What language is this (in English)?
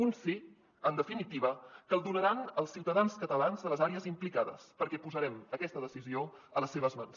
Catalan